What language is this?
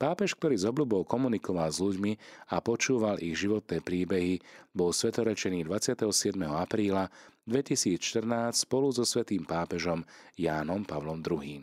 Slovak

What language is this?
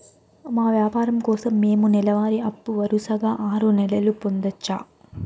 Telugu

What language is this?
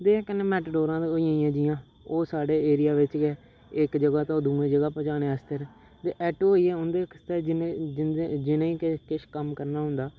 Dogri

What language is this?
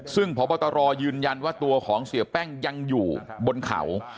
Thai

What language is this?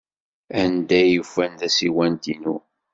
Kabyle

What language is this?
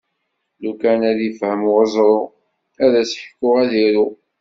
Kabyle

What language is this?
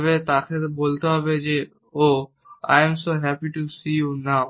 Bangla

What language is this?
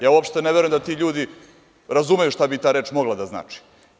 Serbian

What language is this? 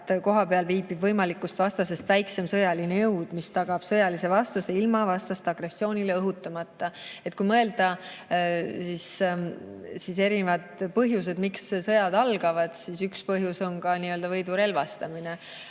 Estonian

